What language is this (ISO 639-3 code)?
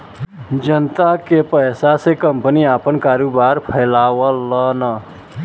bho